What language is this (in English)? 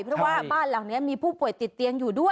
Thai